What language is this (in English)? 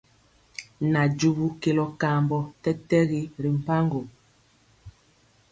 Mpiemo